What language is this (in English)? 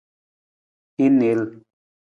Nawdm